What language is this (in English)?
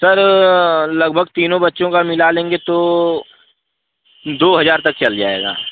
Hindi